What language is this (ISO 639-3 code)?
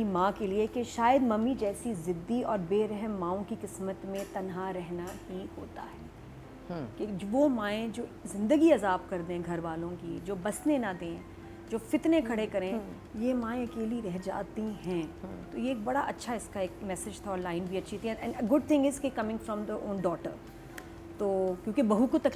hin